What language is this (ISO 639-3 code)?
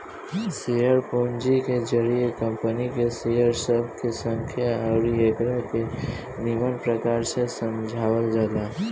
bho